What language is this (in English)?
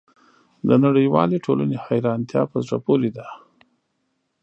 Pashto